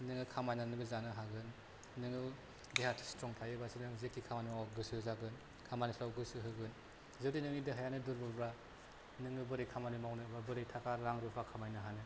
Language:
Bodo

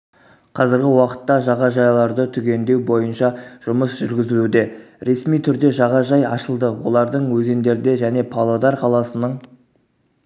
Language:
Kazakh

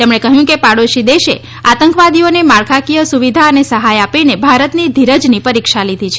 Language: Gujarati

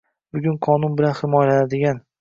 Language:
Uzbek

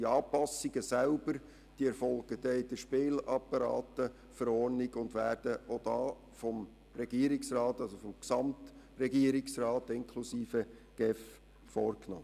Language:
Swiss German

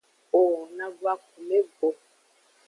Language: Aja (Benin)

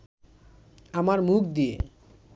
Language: Bangla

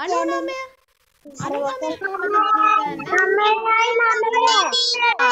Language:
Thai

